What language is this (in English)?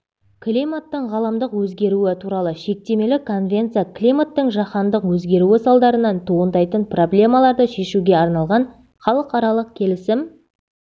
Kazakh